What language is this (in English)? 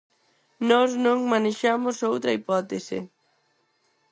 Galician